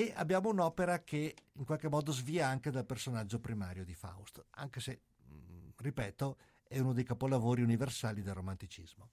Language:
Italian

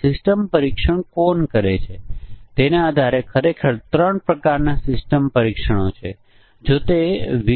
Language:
Gujarati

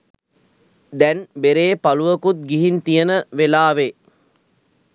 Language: Sinhala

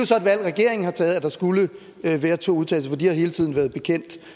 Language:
Danish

